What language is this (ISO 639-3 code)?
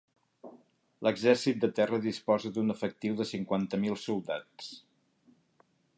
cat